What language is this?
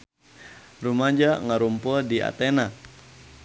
Sundanese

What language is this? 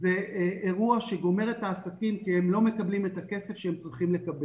Hebrew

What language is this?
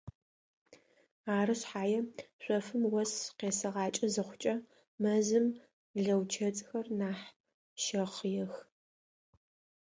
Adyghe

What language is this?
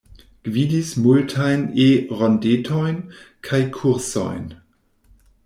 Esperanto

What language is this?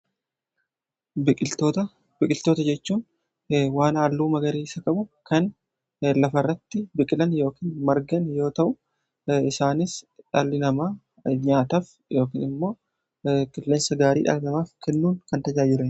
Oromo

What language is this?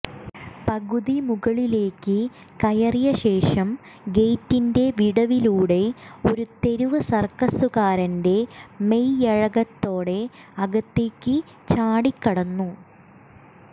Malayalam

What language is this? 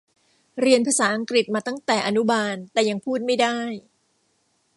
Thai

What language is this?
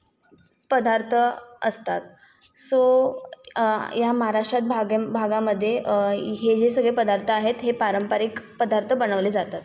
Marathi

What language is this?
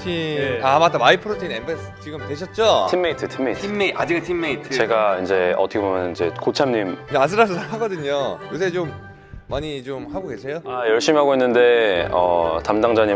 Korean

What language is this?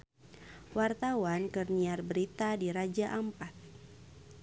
Sundanese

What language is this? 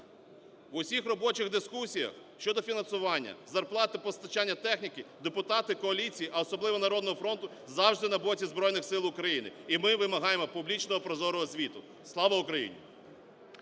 Ukrainian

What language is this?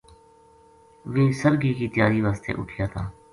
Gujari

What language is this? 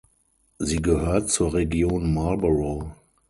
German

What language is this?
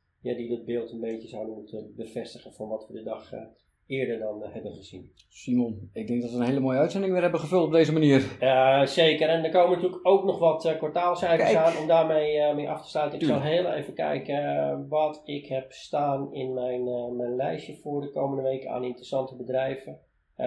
Dutch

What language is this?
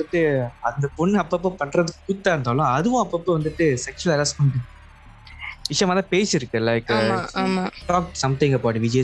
Tamil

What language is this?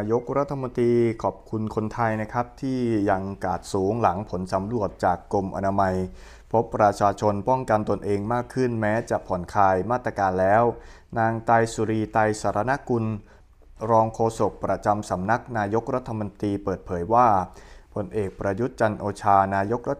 Thai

